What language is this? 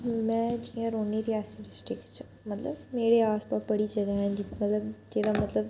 Dogri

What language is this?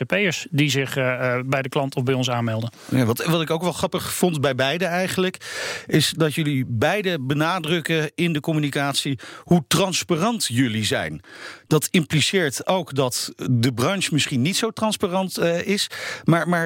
Dutch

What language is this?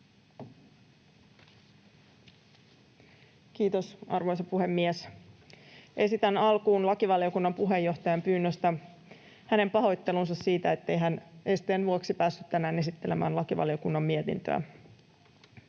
Finnish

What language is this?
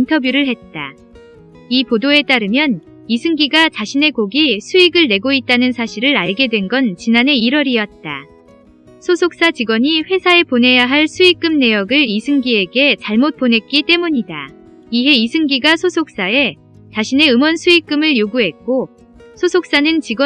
Korean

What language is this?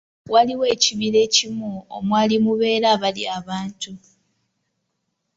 Ganda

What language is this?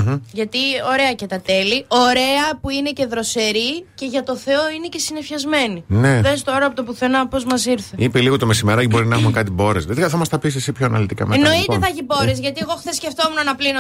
Greek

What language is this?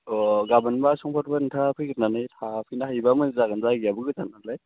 Bodo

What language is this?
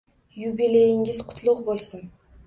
Uzbek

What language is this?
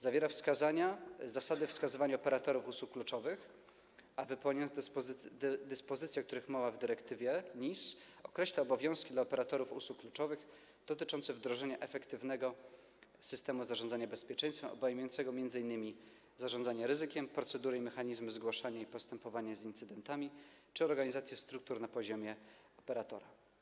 Polish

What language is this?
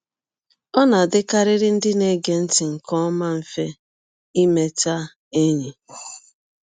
Igbo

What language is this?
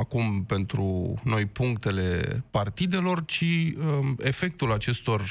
Romanian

